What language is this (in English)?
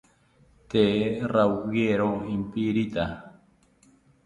South Ucayali Ashéninka